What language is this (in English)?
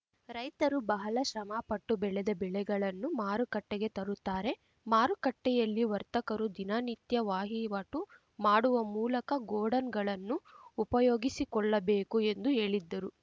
Kannada